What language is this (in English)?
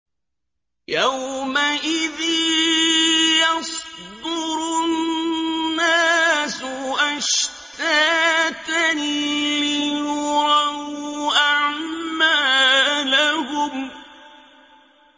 Arabic